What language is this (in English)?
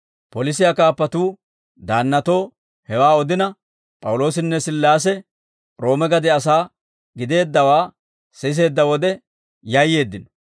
Dawro